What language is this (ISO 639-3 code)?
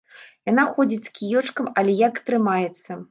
bel